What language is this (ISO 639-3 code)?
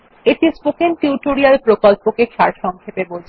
ben